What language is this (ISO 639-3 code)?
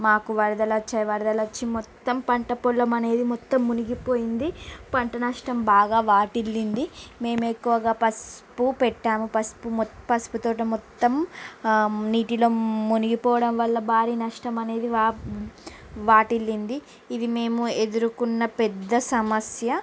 tel